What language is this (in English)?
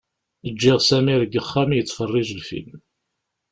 Kabyle